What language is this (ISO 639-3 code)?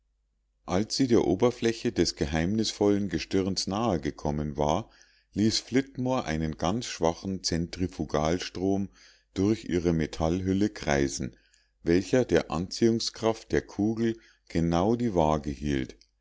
deu